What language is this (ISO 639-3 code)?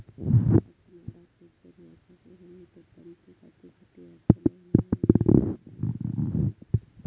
mar